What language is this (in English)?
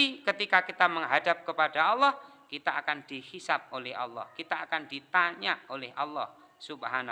Indonesian